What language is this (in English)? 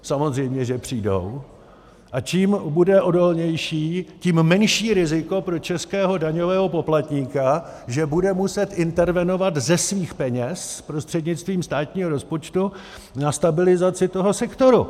Czech